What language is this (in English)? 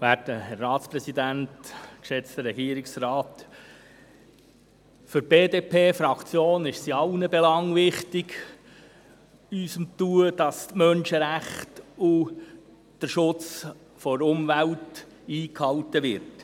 Swiss German